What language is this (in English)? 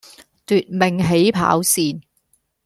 Cantonese